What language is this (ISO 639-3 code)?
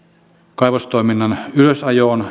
fin